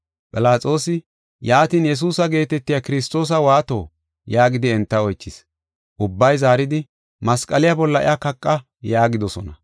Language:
Gofa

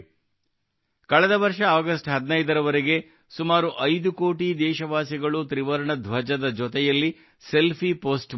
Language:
Kannada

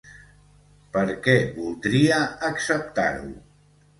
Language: Catalan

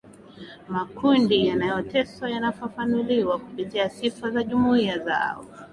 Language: Swahili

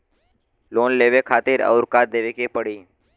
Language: Bhojpuri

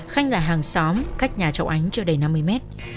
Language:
Vietnamese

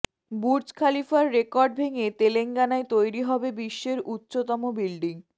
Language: Bangla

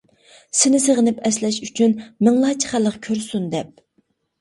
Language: Uyghur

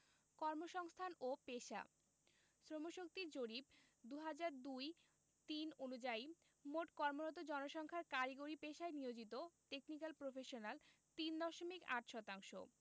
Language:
Bangla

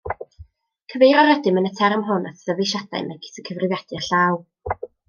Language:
Welsh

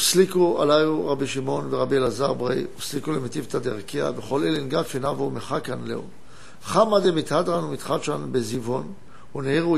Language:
Hebrew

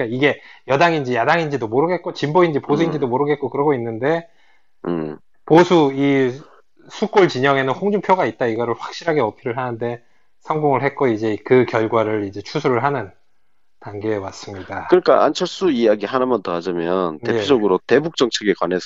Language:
Korean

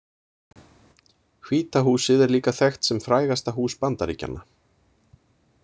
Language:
Icelandic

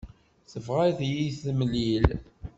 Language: Kabyle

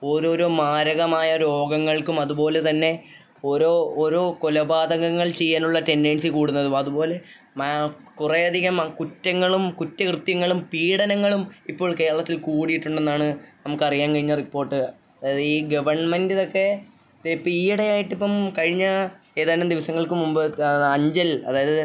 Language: Malayalam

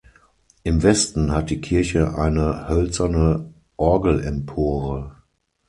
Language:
German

